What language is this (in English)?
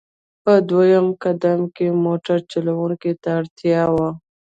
Pashto